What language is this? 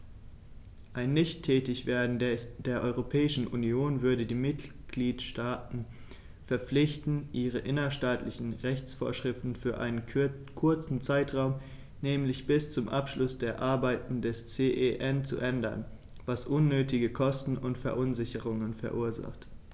German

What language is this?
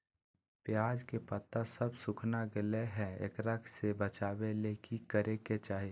Magahi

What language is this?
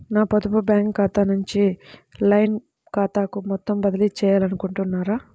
Telugu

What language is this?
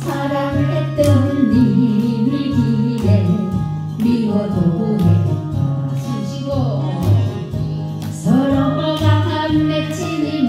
Korean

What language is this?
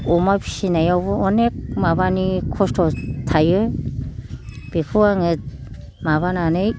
Bodo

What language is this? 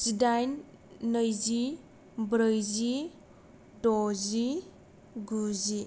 Bodo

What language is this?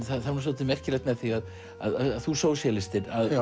Icelandic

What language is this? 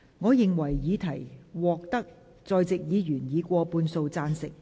Cantonese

